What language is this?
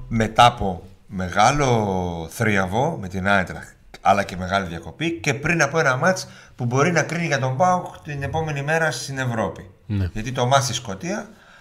Greek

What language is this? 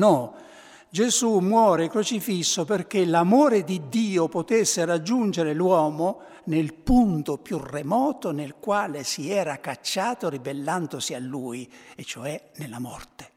Italian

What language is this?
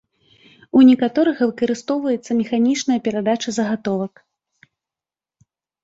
Belarusian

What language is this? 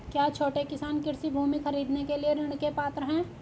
Hindi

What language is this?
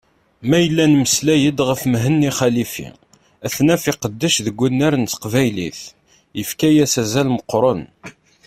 Kabyle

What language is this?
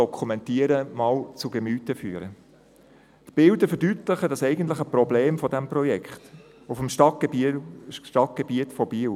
Swiss German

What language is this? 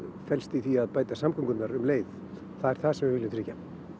Icelandic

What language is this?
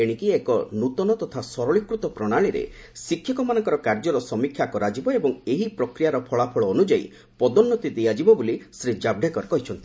Odia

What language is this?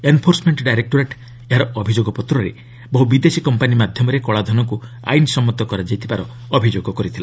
Odia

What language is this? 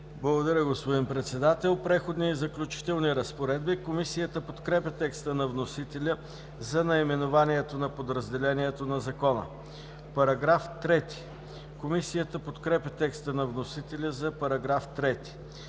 Bulgarian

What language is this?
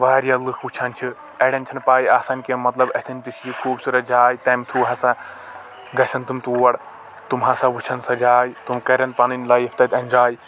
Kashmiri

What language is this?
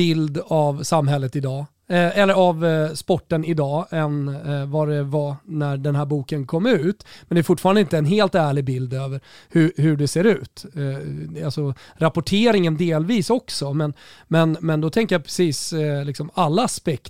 Swedish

